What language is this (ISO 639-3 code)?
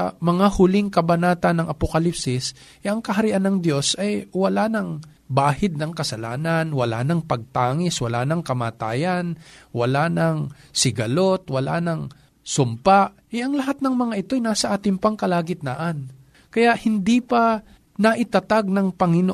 fil